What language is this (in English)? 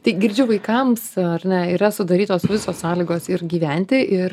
Lithuanian